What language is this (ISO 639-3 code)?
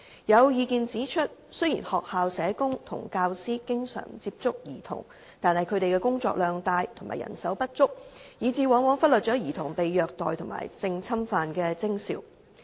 yue